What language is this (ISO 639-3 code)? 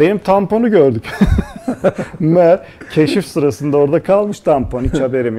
tur